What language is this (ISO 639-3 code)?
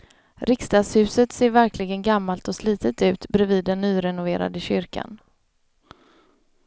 swe